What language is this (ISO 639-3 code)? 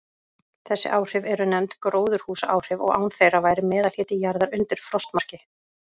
isl